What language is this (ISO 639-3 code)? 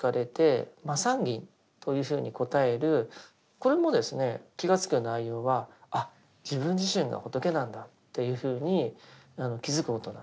jpn